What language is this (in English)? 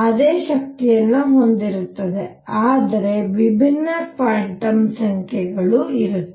Kannada